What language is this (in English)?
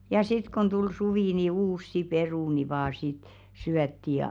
Finnish